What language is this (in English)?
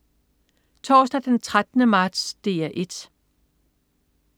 Danish